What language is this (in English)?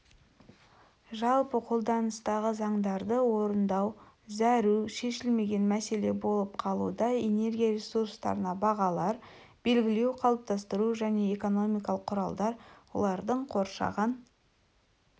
Kazakh